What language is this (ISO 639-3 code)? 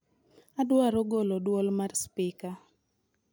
luo